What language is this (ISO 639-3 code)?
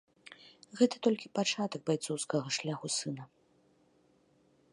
bel